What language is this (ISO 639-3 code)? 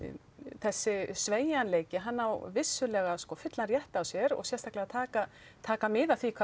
isl